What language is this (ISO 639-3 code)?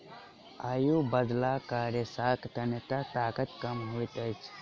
mai